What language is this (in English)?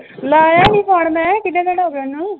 Punjabi